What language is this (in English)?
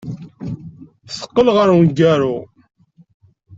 Kabyle